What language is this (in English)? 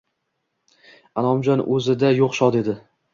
Uzbek